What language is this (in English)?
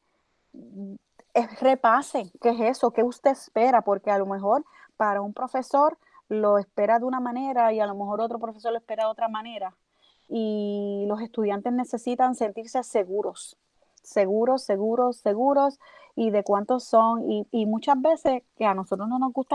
Spanish